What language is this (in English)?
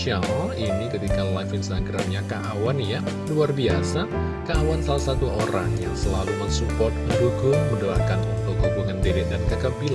Indonesian